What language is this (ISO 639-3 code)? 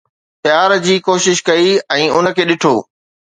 snd